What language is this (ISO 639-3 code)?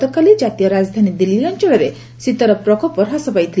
ori